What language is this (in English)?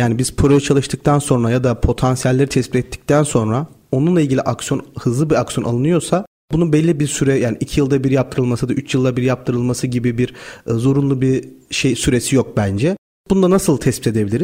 Turkish